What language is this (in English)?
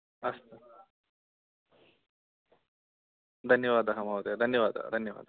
Sanskrit